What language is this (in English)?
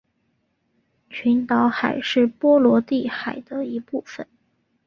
Chinese